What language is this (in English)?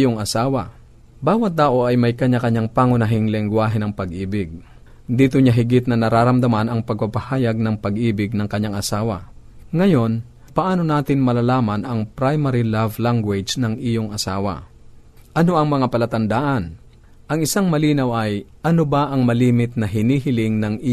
Filipino